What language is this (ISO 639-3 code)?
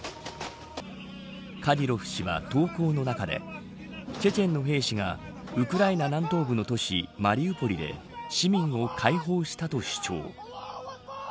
jpn